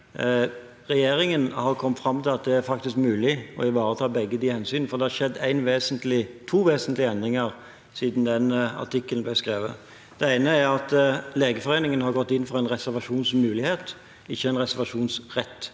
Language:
Norwegian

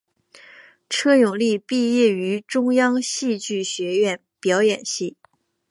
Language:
Chinese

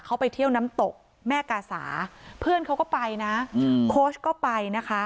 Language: Thai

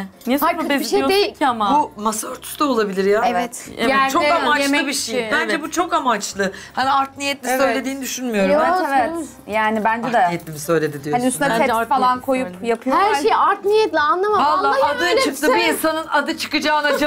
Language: Turkish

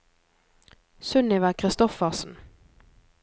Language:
Norwegian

